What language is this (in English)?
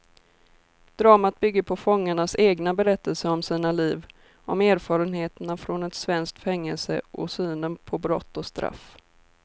Swedish